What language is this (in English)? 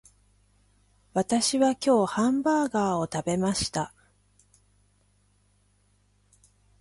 Japanese